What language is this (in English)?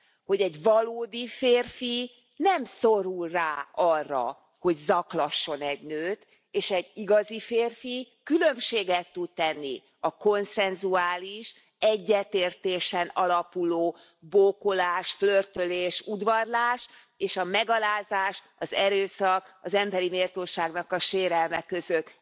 Hungarian